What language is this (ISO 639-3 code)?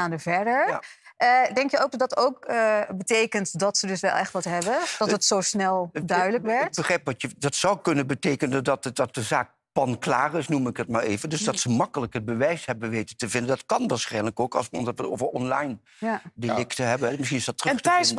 nld